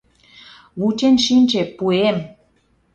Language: Mari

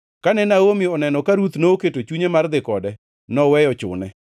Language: Luo (Kenya and Tanzania)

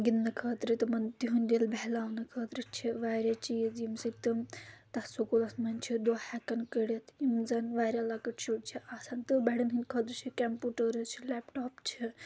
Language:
Kashmiri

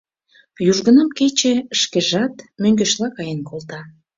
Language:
Mari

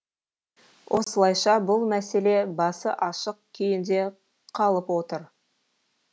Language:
Kazakh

